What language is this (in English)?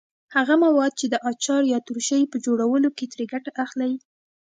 Pashto